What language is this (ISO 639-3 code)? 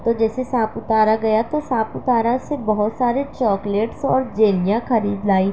urd